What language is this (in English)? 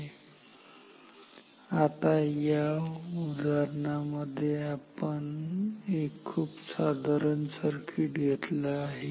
Marathi